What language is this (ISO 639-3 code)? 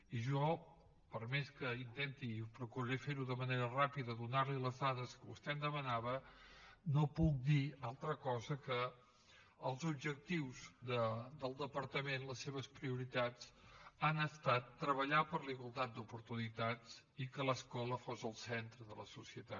cat